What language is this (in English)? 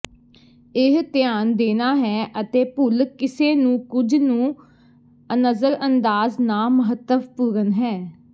Punjabi